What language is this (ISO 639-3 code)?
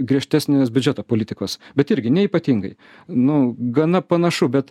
lit